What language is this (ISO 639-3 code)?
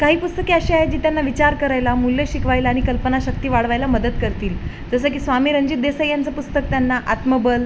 mar